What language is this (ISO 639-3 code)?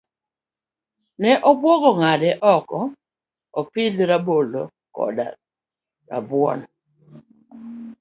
luo